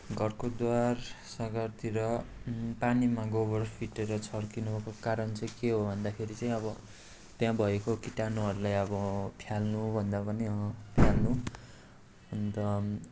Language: Nepali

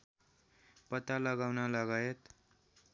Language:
Nepali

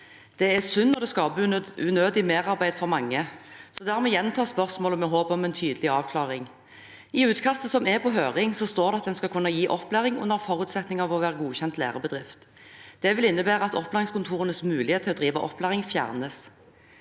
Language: Norwegian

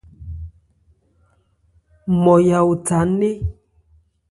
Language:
Ebrié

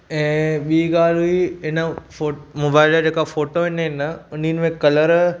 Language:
Sindhi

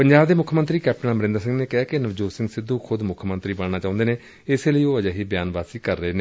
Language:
Punjabi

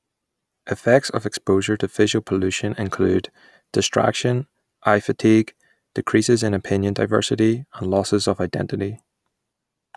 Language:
English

